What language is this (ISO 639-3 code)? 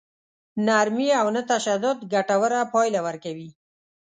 pus